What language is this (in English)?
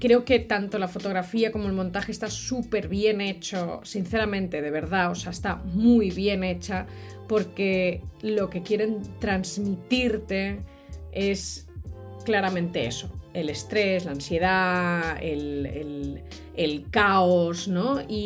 Spanish